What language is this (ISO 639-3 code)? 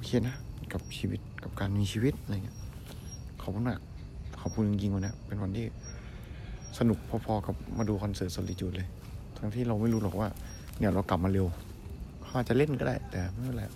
tha